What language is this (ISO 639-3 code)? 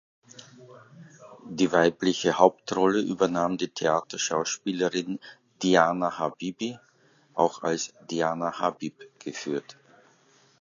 deu